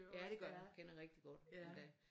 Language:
Danish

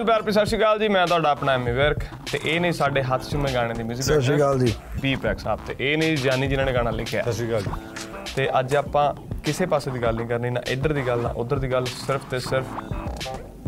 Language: Punjabi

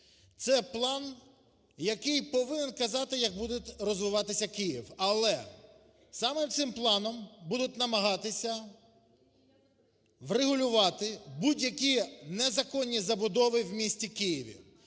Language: Ukrainian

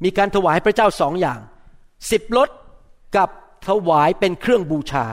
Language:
Thai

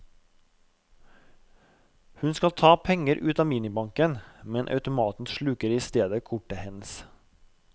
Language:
Norwegian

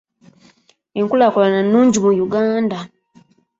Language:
Ganda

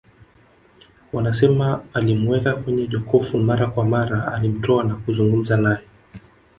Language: Swahili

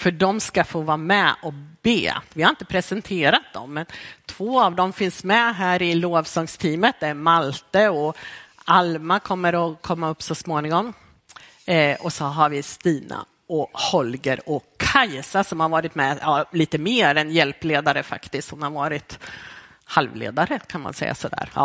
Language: Swedish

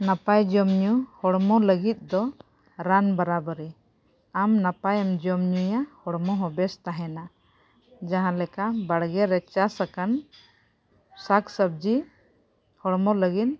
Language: Santali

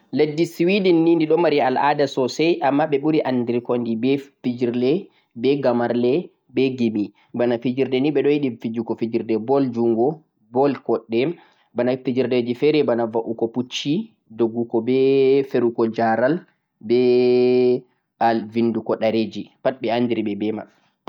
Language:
Central-Eastern Niger Fulfulde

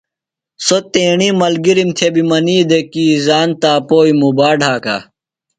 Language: Phalura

